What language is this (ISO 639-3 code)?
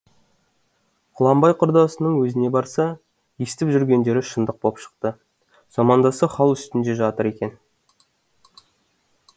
kaz